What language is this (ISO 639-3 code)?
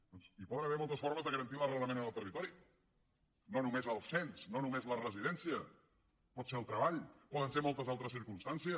cat